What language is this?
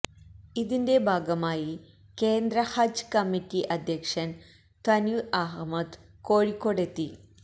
Malayalam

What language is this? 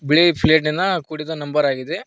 Kannada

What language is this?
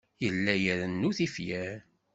Kabyle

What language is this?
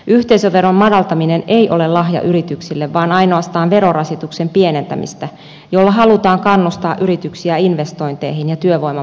Finnish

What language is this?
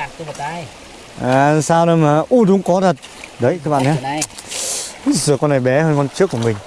Vietnamese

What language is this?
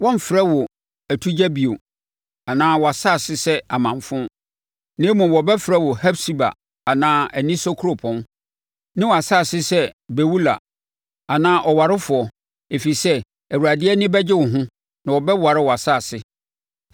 Akan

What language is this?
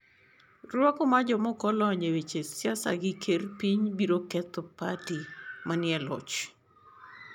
Luo (Kenya and Tanzania)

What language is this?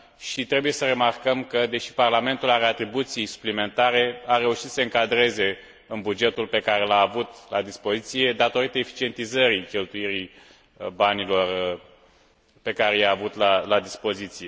Romanian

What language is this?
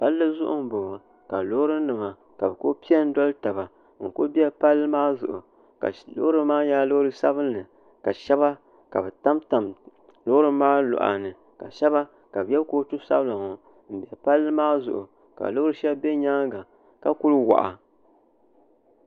Dagbani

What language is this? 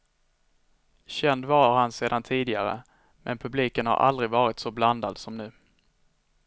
Swedish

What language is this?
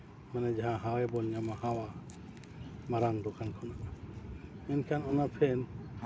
Santali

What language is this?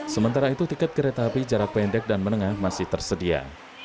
Indonesian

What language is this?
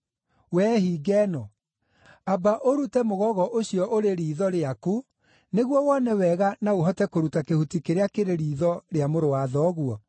Kikuyu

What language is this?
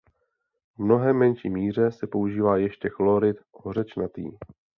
Czech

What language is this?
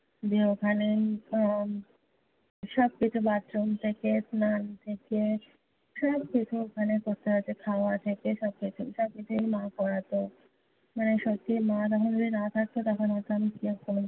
Bangla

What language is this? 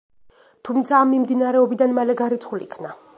Georgian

